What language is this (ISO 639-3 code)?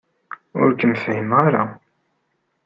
kab